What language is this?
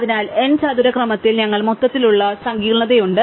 Malayalam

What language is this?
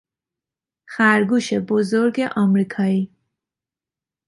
Persian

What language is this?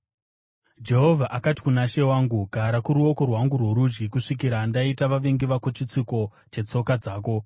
Shona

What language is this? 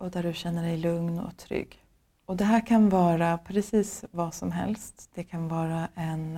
Swedish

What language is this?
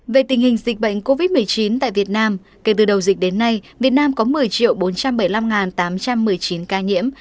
Vietnamese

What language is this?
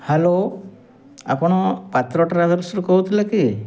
Odia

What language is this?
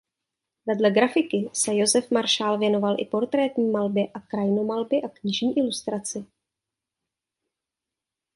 Czech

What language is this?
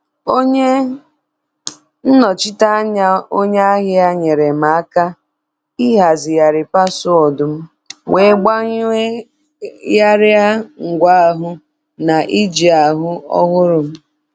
Igbo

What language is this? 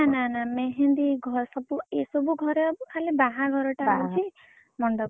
Odia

